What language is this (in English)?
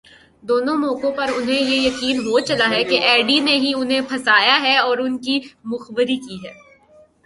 Urdu